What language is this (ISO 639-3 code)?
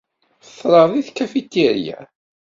kab